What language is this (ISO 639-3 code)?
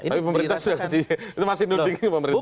ind